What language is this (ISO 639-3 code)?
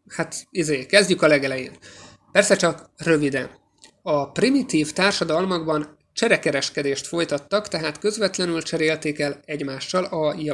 hun